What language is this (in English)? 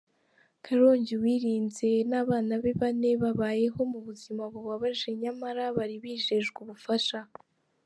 Kinyarwanda